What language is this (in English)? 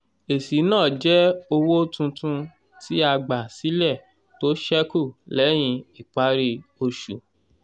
Yoruba